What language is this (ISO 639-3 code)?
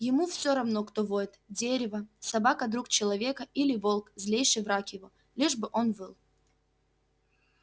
rus